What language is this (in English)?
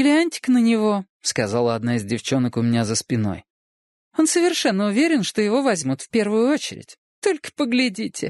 Russian